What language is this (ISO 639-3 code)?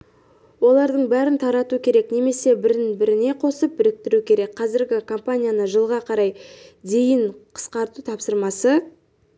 kaz